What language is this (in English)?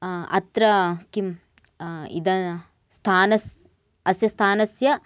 Sanskrit